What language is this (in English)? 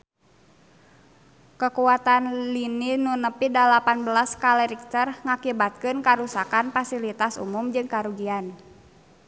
Sundanese